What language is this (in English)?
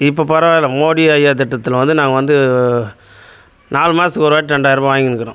Tamil